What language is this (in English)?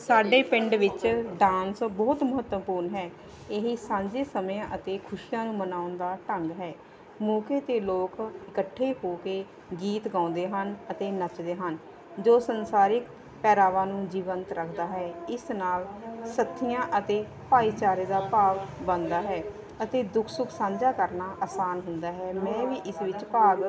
Punjabi